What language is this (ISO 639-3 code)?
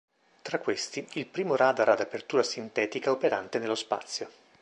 ita